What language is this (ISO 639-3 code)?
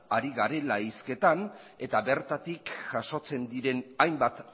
eus